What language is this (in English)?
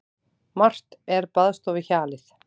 Icelandic